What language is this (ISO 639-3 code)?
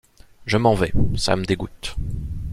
fra